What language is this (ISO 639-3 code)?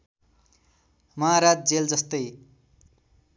nep